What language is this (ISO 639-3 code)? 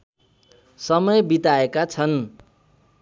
nep